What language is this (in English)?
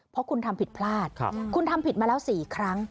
Thai